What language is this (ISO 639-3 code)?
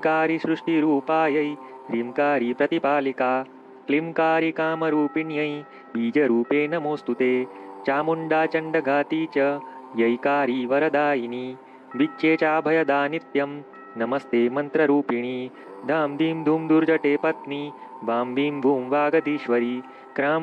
hin